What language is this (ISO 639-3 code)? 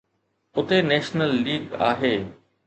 snd